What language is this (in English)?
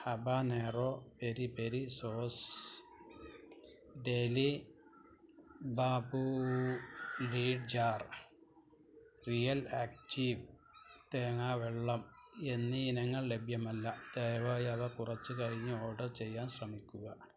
Malayalam